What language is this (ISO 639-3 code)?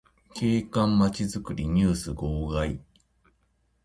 jpn